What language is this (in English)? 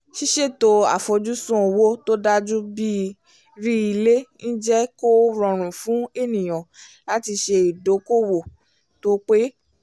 Yoruba